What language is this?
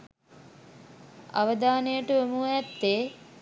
Sinhala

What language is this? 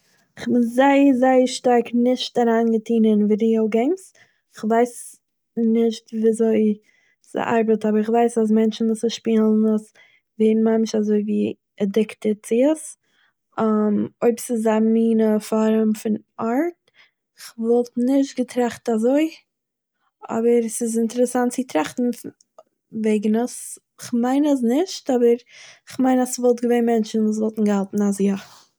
Yiddish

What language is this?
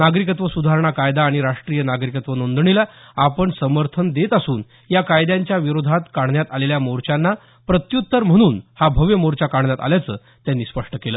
Marathi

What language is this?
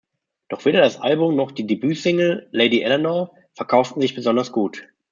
German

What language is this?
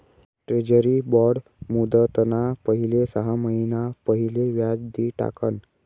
Marathi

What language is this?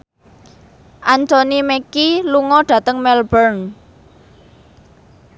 Javanese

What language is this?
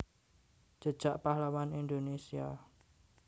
Javanese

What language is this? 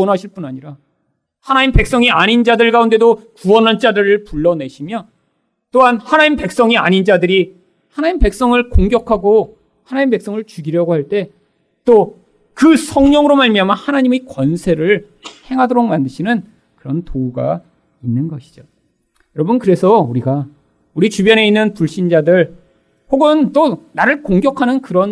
Korean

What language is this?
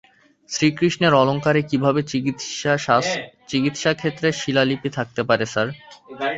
Bangla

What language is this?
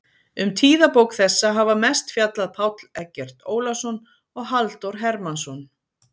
Icelandic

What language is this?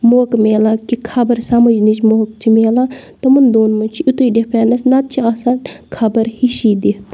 Kashmiri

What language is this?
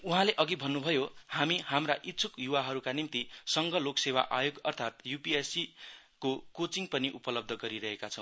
Nepali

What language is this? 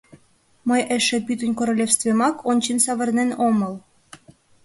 Mari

